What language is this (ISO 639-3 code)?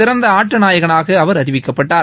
tam